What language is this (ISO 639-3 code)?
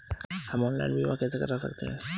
hin